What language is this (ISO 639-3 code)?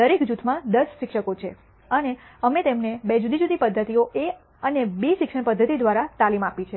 guj